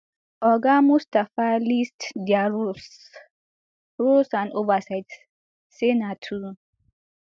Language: Nigerian Pidgin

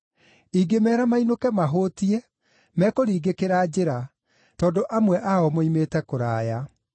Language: Kikuyu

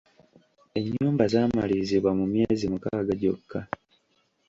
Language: Ganda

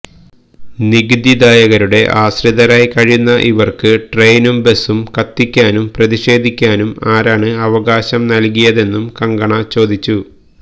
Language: Malayalam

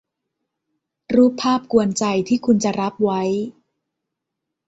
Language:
Thai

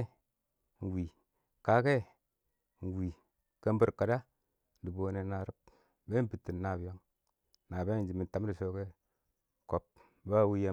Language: Awak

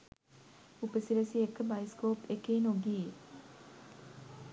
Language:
Sinhala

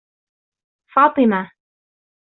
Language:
Arabic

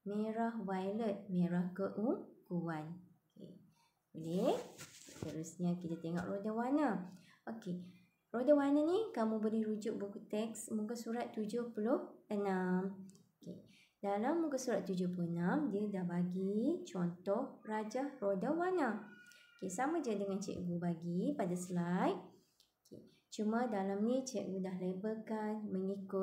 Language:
Malay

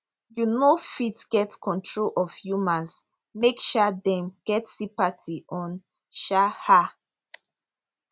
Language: Nigerian Pidgin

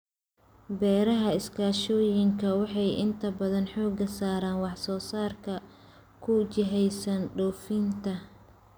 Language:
Somali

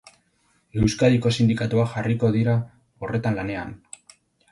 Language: Basque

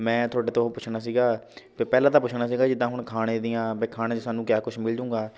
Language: Punjabi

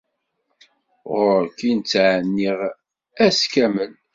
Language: Kabyle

